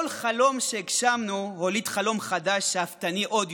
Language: Hebrew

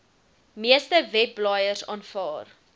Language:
Afrikaans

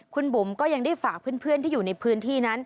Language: Thai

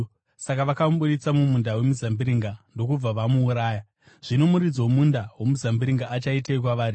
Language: Shona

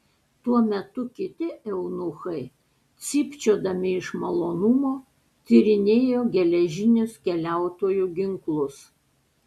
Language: Lithuanian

